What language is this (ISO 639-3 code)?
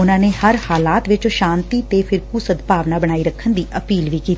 pan